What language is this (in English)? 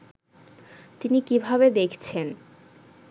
Bangla